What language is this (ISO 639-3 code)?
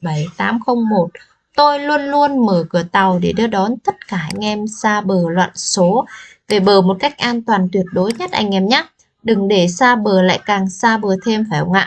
vie